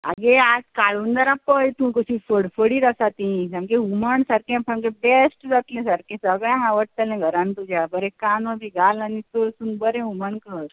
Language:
Konkani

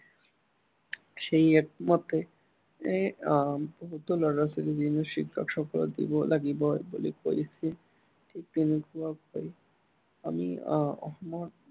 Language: Assamese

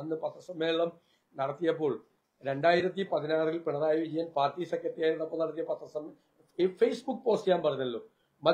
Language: Malayalam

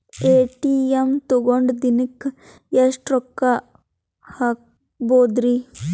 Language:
Kannada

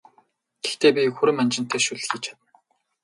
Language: Mongolian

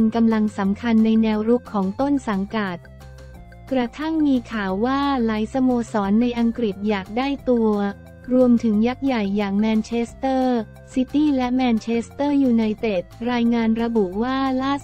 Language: Thai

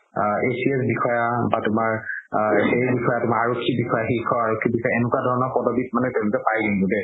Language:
Assamese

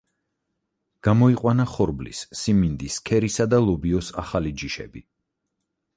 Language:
Georgian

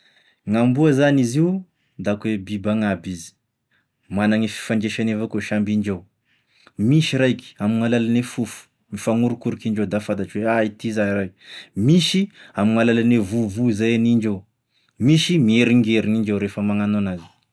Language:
Tesaka Malagasy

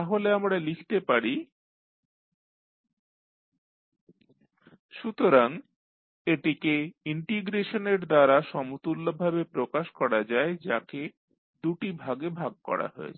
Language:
Bangla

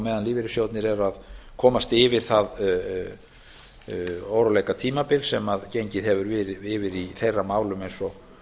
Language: Icelandic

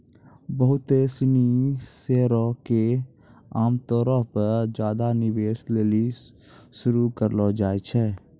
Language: Maithili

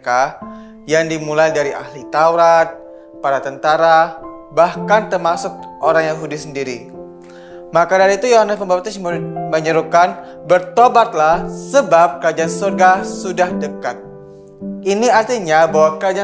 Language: Indonesian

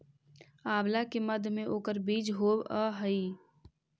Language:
Magahi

